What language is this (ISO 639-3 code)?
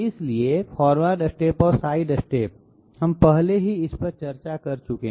hin